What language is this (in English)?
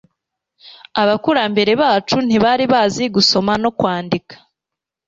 Kinyarwanda